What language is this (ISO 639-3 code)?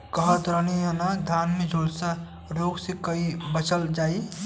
bho